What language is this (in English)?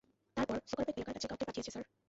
Bangla